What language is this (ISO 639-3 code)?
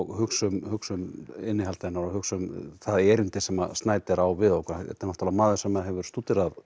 isl